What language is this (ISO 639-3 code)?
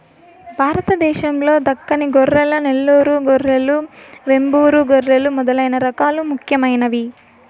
tel